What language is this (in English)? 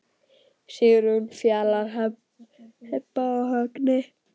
Icelandic